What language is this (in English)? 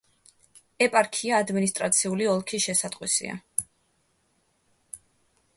Georgian